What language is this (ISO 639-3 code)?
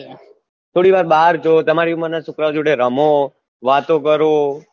guj